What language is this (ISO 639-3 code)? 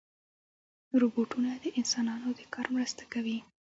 pus